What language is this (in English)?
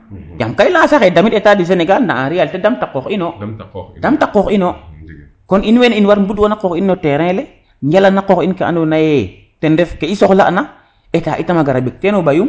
Serer